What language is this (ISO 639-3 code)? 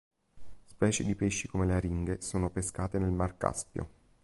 ita